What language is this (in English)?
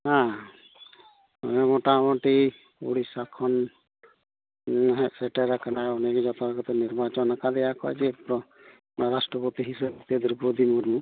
Santali